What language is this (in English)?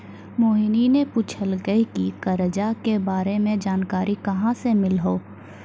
Maithili